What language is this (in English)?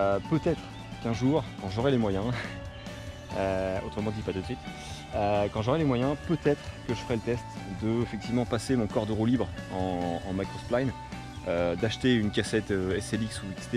French